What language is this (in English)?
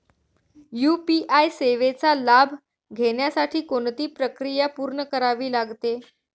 Marathi